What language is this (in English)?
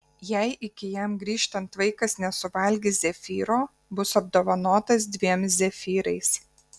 Lithuanian